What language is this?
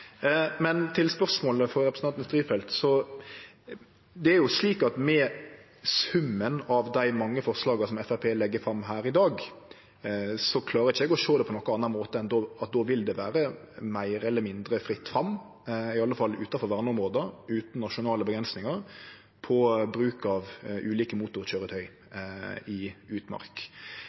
Norwegian Nynorsk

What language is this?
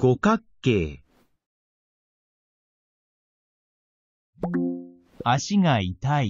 Japanese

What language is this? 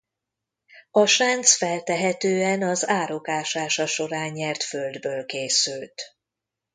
Hungarian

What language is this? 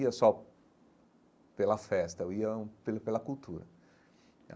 Portuguese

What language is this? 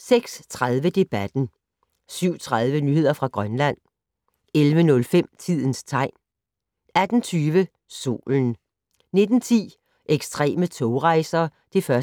Danish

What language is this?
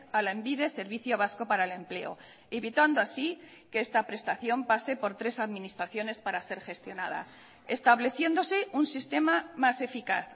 Spanish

